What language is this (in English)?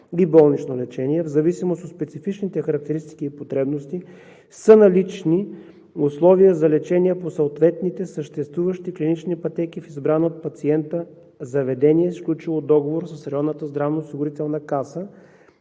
Bulgarian